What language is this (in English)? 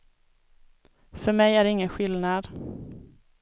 Swedish